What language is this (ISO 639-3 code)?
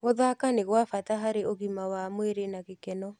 kik